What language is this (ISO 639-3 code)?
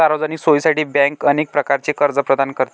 mar